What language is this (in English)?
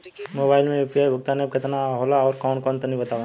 Bhojpuri